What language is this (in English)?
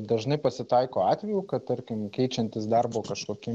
Lithuanian